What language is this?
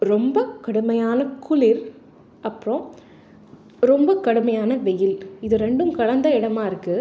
Tamil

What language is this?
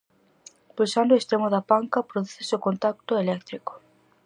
Galician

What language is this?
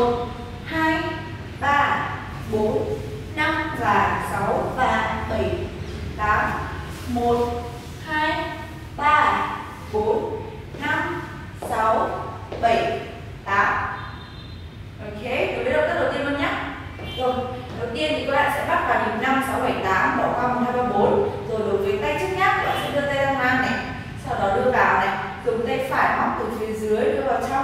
Vietnamese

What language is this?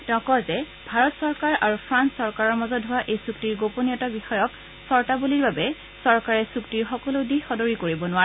Assamese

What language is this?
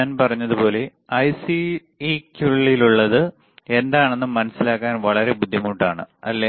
Malayalam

